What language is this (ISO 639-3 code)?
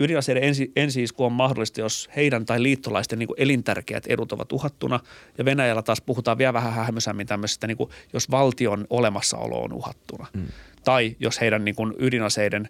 fin